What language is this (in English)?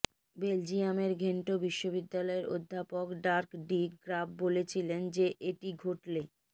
Bangla